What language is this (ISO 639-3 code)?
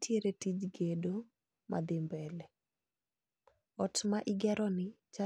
luo